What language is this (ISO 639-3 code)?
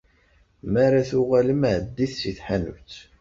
kab